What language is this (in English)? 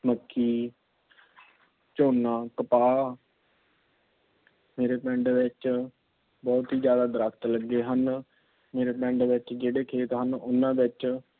Punjabi